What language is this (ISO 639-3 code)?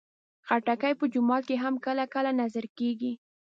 pus